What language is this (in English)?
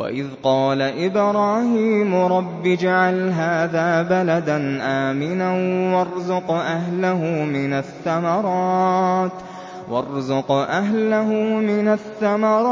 Arabic